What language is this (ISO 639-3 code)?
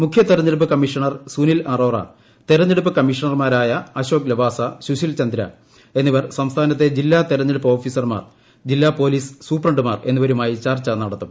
mal